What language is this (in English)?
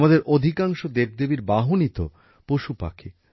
Bangla